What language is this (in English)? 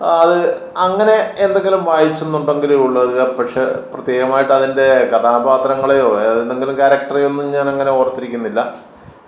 Malayalam